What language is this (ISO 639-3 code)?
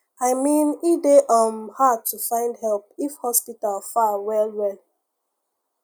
pcm